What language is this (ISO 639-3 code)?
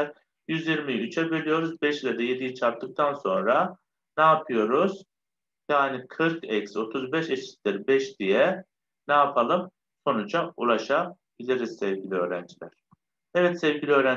tur